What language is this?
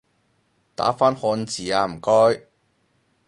Cantonese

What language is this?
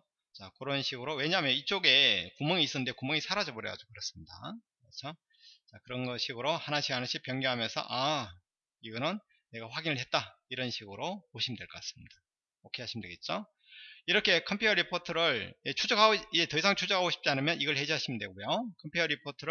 Korean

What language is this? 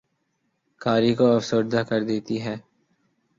Urdu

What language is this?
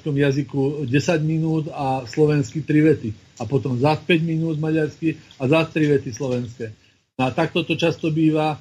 Slovak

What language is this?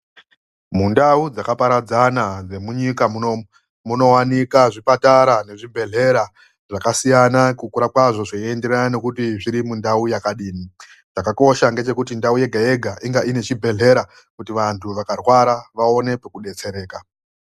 Ndau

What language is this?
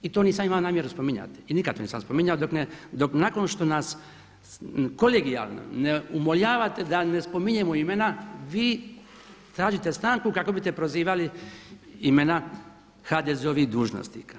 Croatian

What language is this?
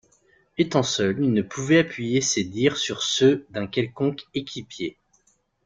French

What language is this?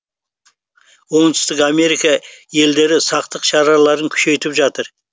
Kazakh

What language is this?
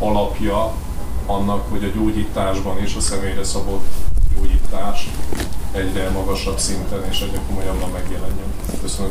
Hungarian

